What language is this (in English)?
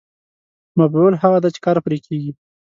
Pashto